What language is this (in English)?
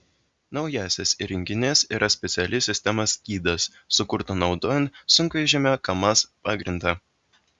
Lithuanian